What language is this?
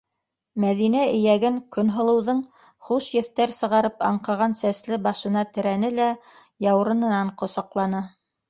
Bashkir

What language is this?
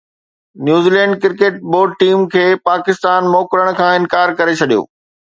Sindhi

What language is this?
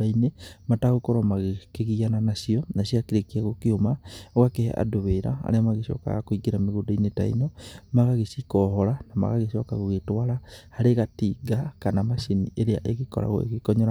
Kikuyu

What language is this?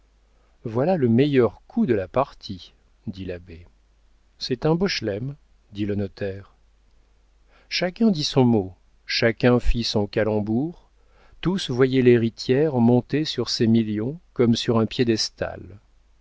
French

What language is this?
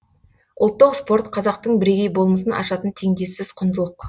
Kazakh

